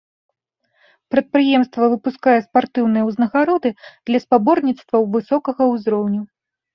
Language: Belarusian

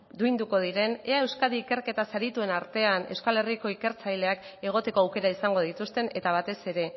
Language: Basque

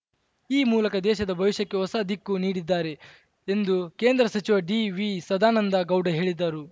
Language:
Kannada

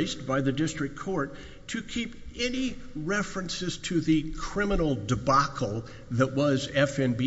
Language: English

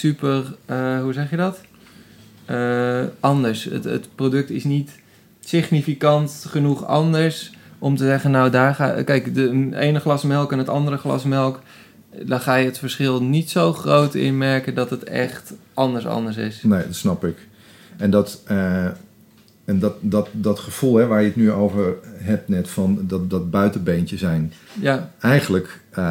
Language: Dutch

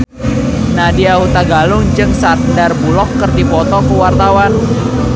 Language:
Sundanese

